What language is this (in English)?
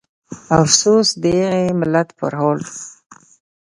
Pashto